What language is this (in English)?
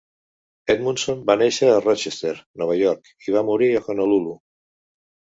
Catalan